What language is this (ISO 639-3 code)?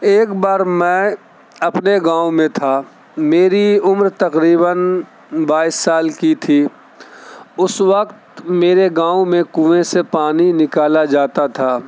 urd